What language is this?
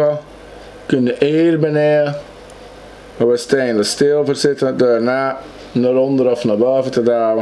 Dutch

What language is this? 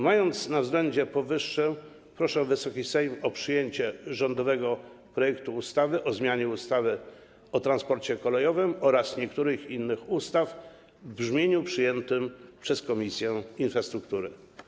Polish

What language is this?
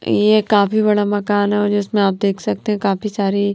Hindi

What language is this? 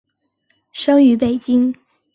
Chinese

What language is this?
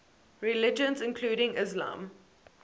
English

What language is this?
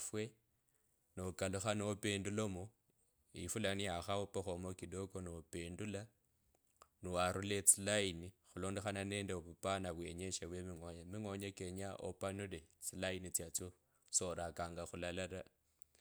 Kabras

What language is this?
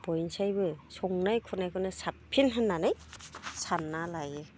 Bodo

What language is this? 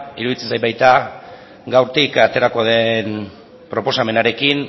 Basque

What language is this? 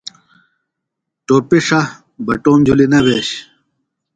Phalura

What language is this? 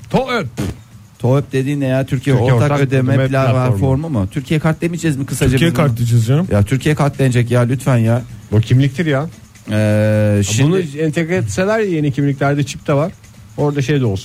Turkish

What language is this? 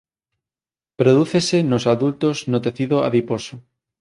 Galician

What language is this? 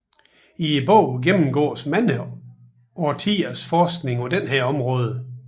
Danish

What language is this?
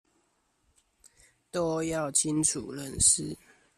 Chinese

